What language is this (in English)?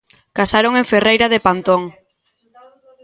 Galician